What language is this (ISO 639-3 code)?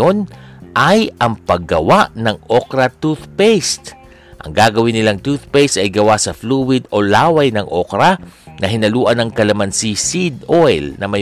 fil